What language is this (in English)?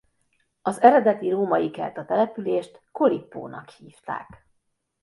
Hungarian